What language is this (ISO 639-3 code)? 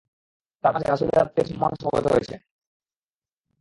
ben